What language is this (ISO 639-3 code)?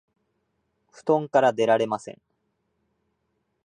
jpn